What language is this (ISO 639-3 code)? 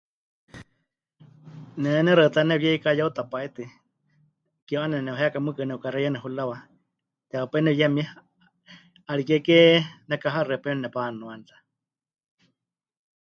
hch